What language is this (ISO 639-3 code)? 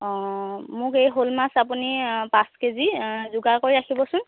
asm